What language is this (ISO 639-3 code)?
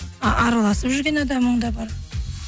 kaz